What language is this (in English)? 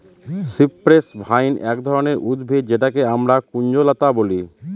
Bangla